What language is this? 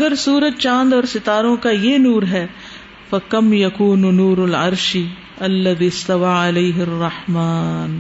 Urdu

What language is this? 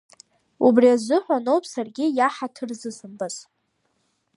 Abkhazian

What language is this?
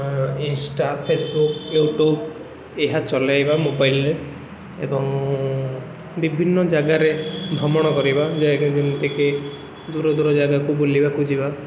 Odia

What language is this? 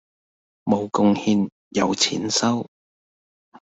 Cantonese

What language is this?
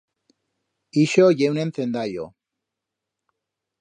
Aragonese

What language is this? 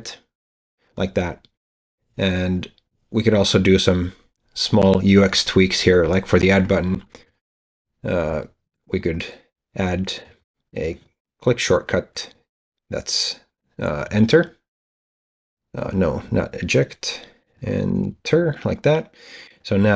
English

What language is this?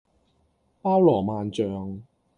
Cantonese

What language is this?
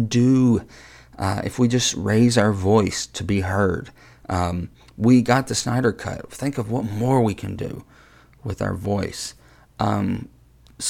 English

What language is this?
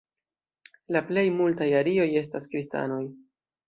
Esperanto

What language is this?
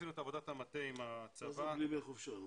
Hebrew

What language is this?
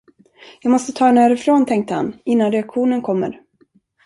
Swedish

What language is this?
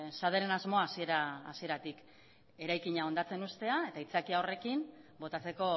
Basque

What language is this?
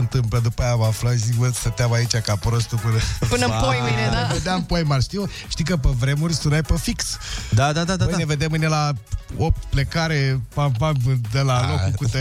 Romanian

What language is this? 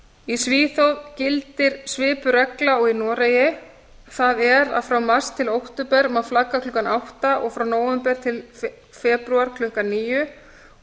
Icelandic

